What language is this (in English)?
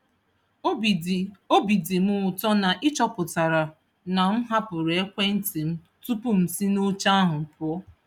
Igbo